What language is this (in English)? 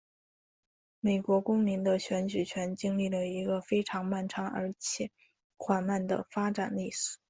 Chinese